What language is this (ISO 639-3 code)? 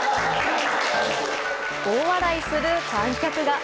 jpn